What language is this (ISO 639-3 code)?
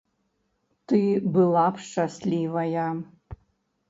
bel